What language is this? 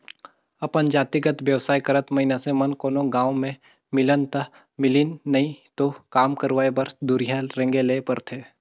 Chhattisgarhi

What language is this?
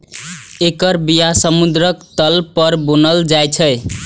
Maithili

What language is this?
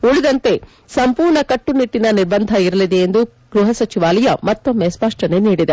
Kannada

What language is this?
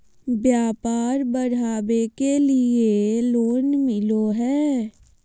Magahi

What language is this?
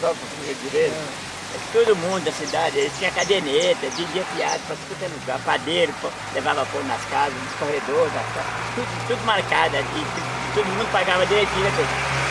Portuguese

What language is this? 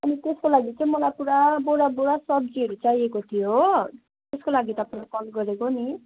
Nepali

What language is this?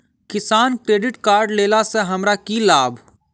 Maithili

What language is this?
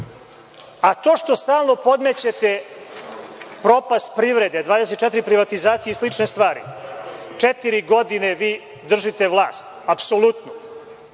Serbian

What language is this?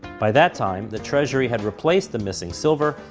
English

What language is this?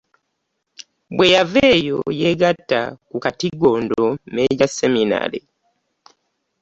Ganda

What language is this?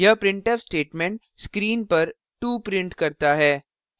Hindi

